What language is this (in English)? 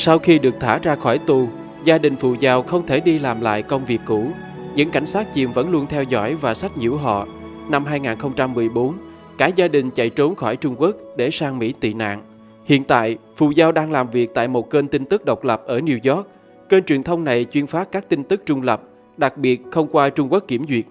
Vietnamese